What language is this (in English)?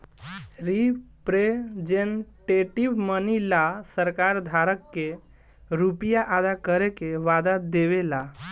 Bhojpuri